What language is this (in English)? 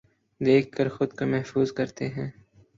Urdu